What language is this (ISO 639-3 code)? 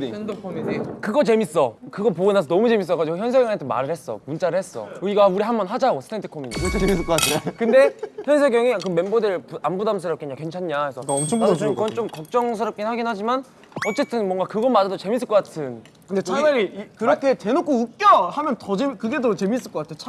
kor